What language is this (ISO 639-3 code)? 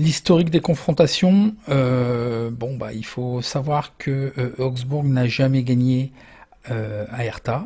fra